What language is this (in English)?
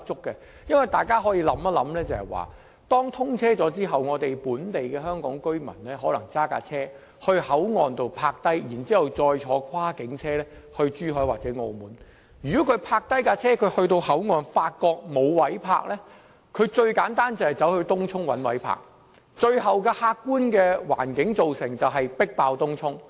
Cantonese